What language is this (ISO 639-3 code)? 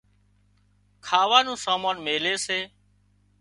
kxp